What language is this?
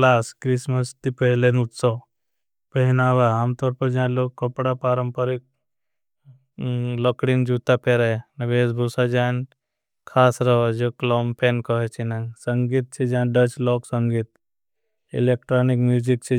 Bhili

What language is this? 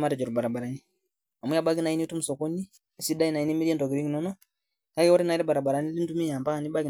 Masai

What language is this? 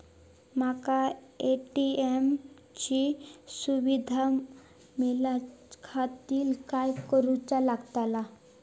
Marathi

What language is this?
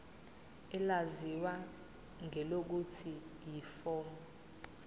Zulu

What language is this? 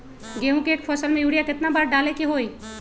Magahi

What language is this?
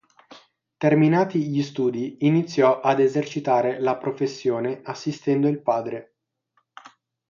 Italian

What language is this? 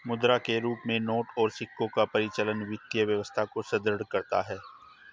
Hindi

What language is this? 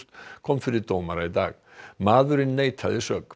Icelandic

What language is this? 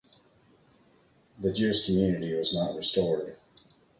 English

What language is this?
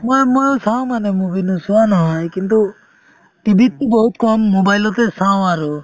Assamese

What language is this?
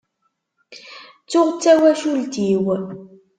Kabyle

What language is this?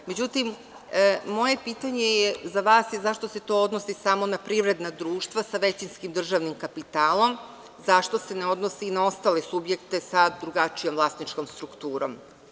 Serbian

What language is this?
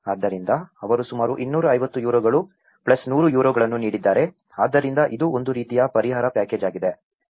Kannada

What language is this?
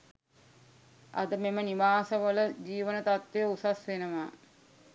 Sinhala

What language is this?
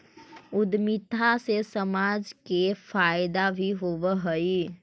Magahi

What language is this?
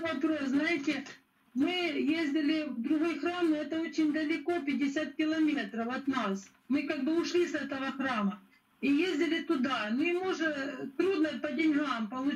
Russian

